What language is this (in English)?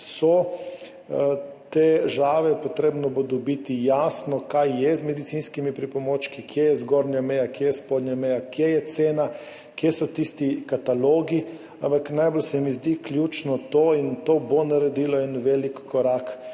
Slovenian